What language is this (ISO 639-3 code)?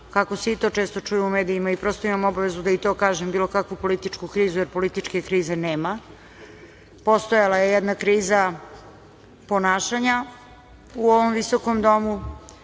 srp